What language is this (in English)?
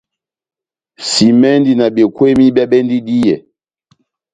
Batanga